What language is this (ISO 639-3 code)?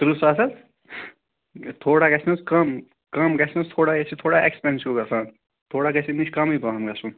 kas